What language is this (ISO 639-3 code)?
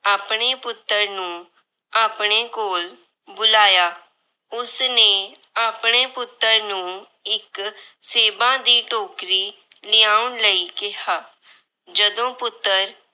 pan